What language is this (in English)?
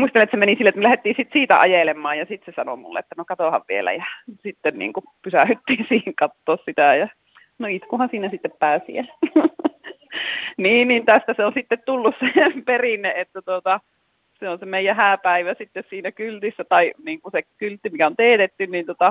Finnish